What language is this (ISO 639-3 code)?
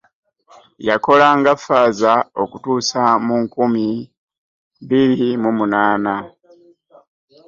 lug